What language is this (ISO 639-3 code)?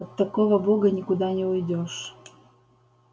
rus